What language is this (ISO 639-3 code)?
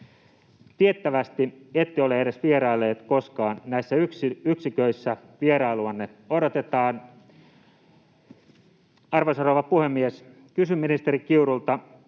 fin